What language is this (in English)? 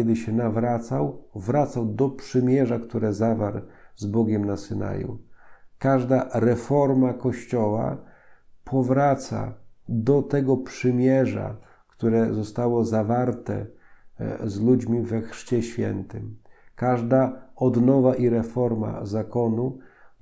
Polish